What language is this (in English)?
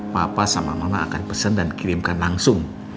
Indonesian